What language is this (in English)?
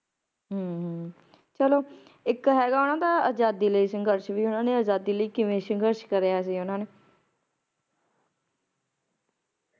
Punjabi